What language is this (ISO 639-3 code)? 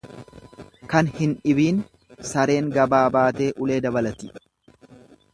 orm